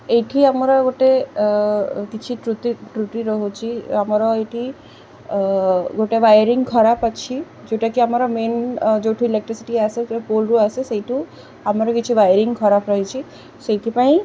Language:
Odia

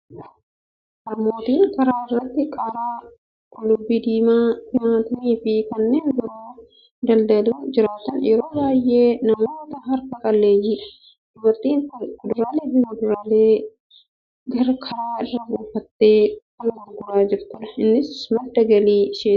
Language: Oromo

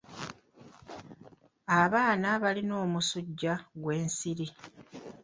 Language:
Ganda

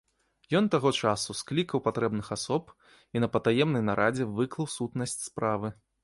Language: Belarusian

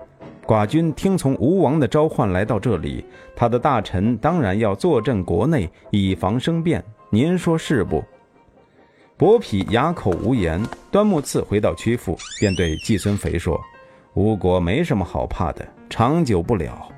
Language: Chinese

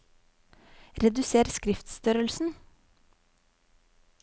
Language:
Norwegian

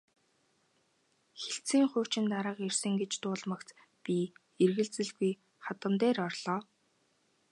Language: Mongolian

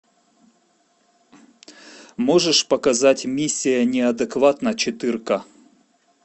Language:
Russian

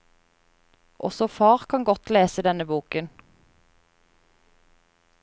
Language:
Norwegian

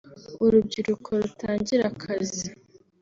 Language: Kinyarwanda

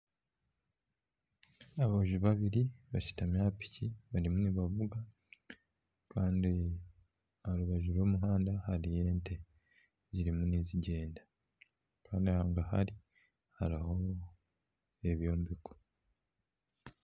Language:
Nyankole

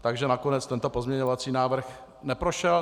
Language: Czech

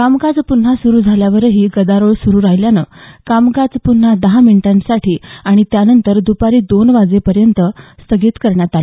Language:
Marathi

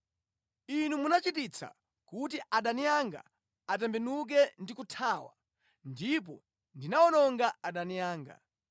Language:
Nyanja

